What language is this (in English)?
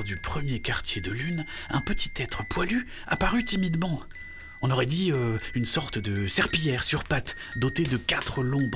French